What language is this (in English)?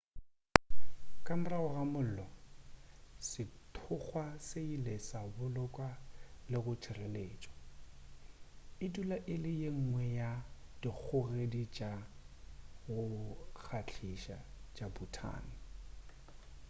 Northern Sotho